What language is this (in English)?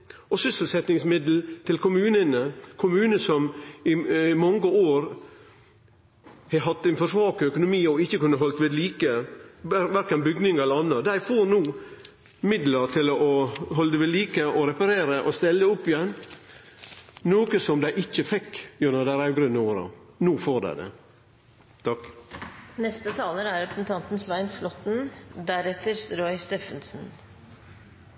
Norwegian Nynorsk